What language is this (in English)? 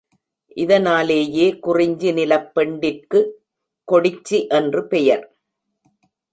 Tamil